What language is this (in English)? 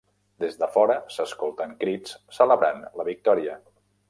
Catalan